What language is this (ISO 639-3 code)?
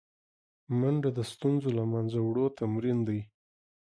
pus